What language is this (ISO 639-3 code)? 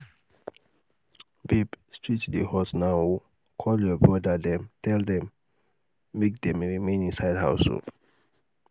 pcm